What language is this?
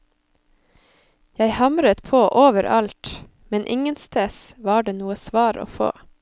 Norwegian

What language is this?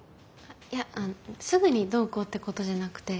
Japanese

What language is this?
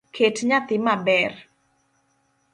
Luo (Kenya and Tanzania)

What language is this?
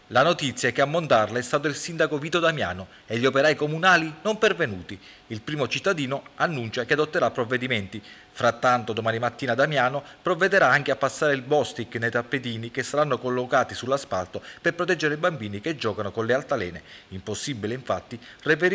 Italian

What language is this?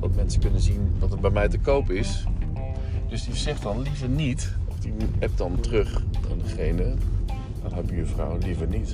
Dutch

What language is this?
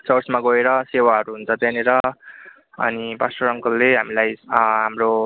Nepali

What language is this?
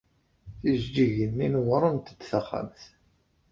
Kabyle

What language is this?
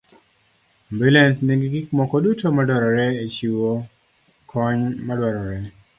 Luo (Kenya and Tanzania)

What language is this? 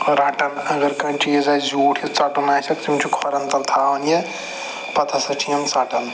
Kashmiri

